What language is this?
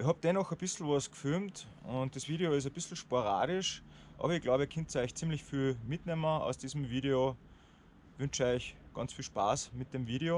German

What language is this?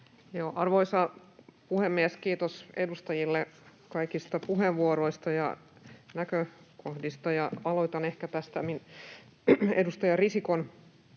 Finnish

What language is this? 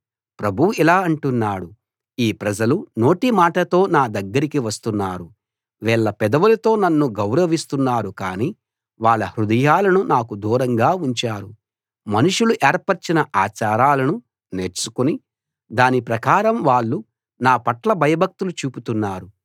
Telugu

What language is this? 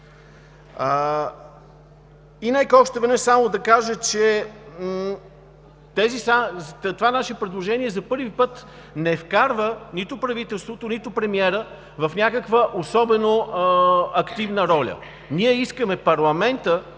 Bulgarian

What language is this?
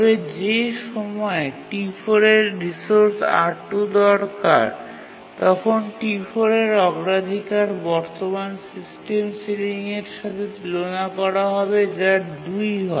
Bangla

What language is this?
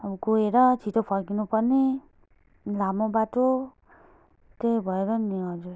Nepali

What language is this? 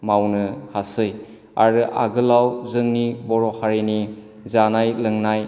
Bodo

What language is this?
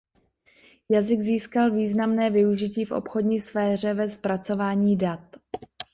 Czech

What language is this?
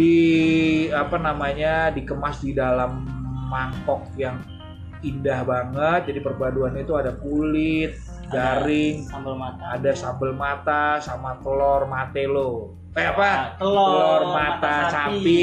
Indonesian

